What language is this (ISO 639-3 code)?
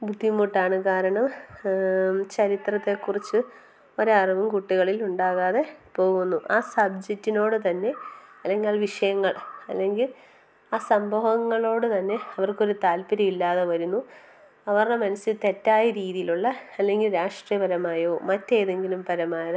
mal